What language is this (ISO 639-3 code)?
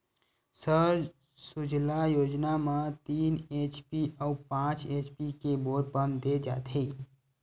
hne